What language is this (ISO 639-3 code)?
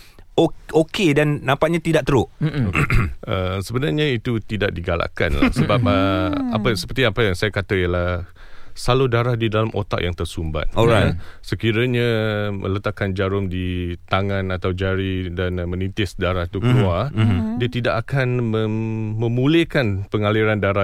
msa